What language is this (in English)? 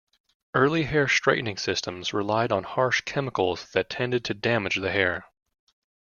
English